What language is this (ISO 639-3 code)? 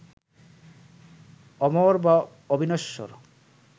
ben